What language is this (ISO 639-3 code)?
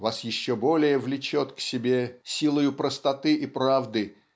rus